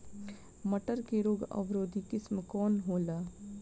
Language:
Bhojpuri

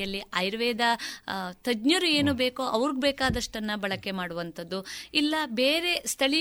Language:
Kannada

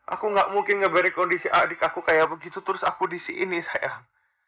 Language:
Indonesian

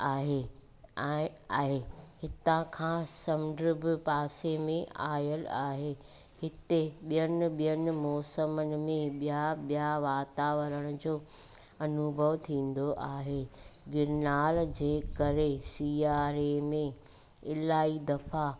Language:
Sindhi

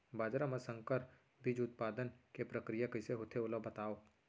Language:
Chhattisgarhi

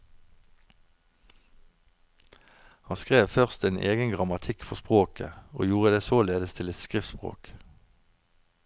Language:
Norwegian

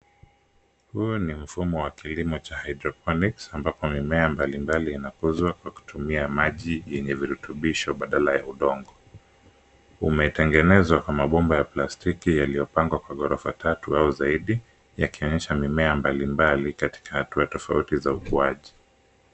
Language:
Swahili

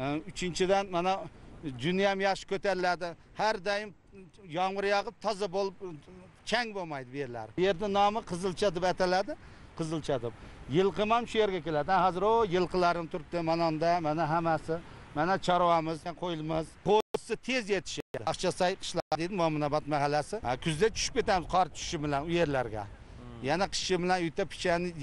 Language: Turkish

